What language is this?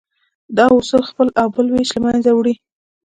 Pashto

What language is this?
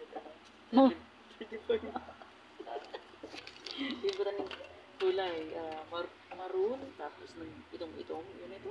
Filipino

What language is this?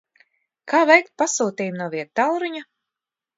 Latvian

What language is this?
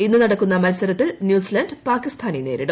Malayalam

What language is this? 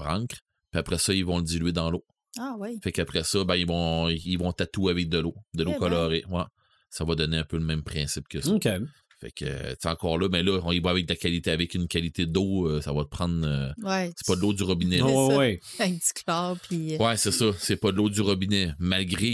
French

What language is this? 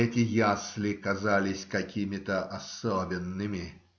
Russian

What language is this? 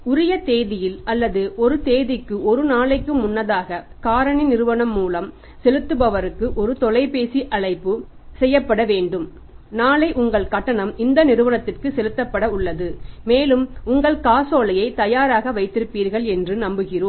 Tamil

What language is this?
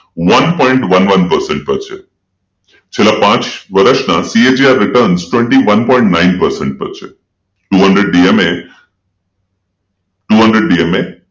Gujarati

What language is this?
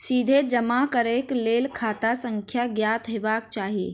Maithili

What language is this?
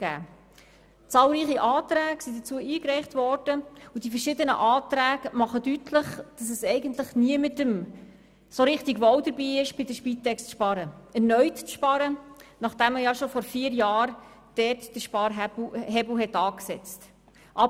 Swiss German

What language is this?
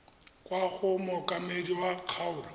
Tswana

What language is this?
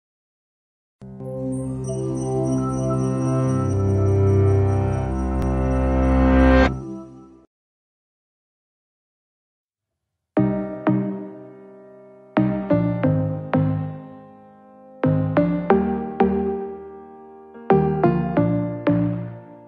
Italian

